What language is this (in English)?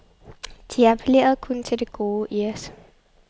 Danish